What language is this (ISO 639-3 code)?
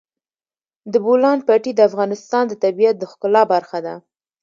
pus